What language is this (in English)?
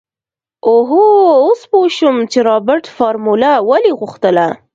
Pashto